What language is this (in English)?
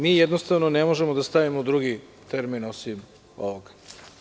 Serbian